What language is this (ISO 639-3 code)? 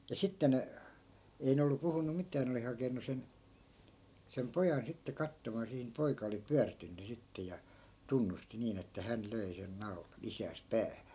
fin